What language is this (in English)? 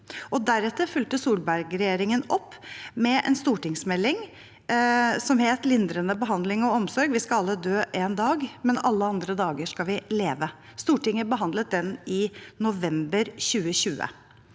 Norwegian